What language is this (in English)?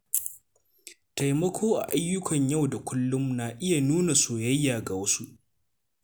Hausa